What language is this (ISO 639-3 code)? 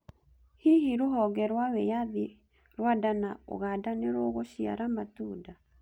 kik